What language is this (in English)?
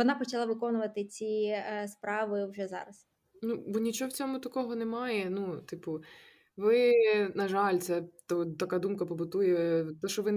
Ukrainian